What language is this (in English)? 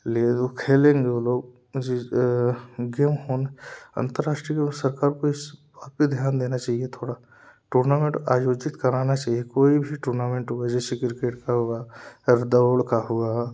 Hindi